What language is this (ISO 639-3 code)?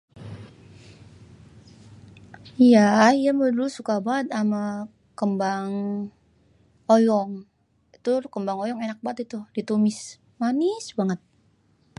bew